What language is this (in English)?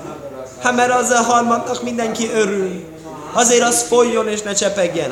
Hungarian